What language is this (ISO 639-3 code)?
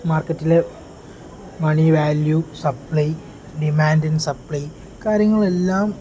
mal